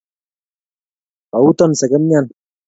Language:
Kalenjin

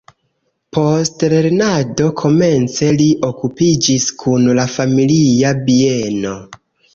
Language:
Esperanto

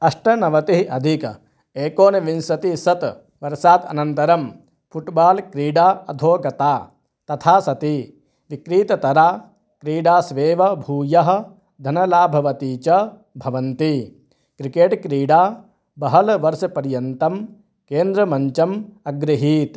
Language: Sanskrit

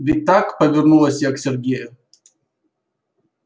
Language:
Russian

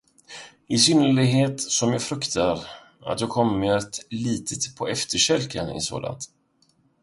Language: Swedish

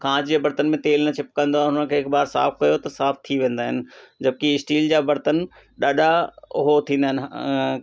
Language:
Sindhi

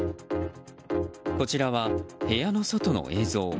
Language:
Japanese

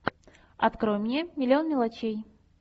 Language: Russian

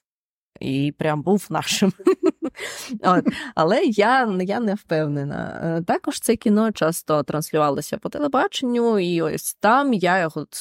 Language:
Ukrainian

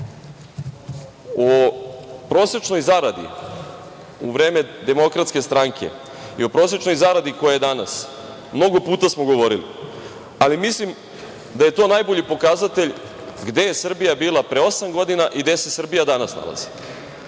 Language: Serbian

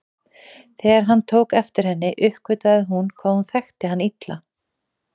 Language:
Icelandic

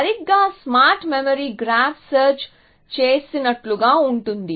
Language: Telugu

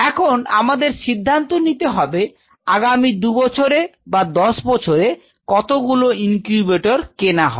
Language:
Bangla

